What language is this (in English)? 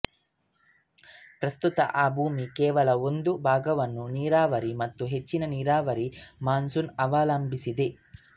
Kannada